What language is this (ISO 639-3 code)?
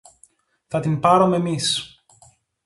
ell